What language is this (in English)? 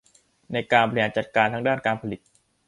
Thai